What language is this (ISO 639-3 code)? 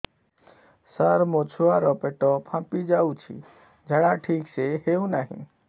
ori